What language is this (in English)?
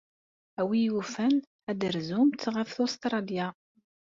Kabyle